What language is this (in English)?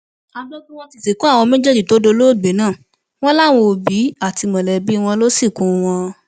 Yoruba